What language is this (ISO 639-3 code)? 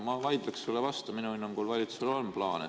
est